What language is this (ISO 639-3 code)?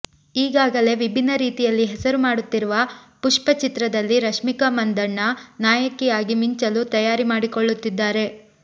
kan